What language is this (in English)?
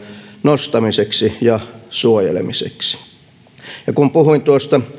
Finnish